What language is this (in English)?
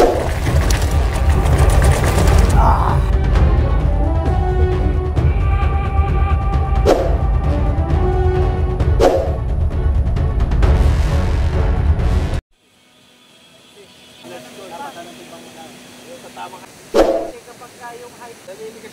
Filipino